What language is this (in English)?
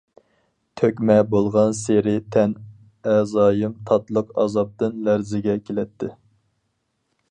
Uyghur